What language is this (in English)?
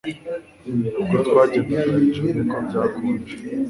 Kinyarwanda